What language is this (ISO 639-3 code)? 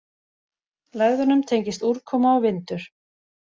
isl